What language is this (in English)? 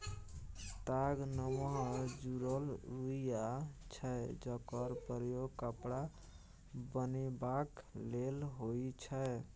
Maithili